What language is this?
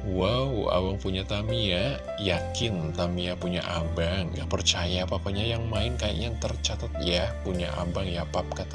Indonesian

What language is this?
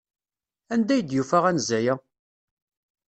Kabyle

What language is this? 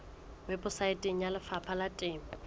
Southern Sotho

